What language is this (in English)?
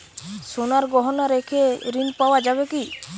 Bangla